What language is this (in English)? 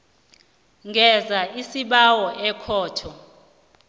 South Ndebele